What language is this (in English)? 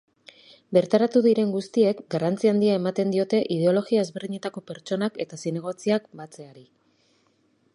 Basque